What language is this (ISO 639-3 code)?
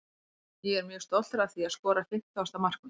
isl